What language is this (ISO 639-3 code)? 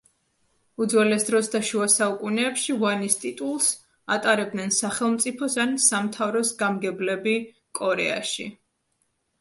kat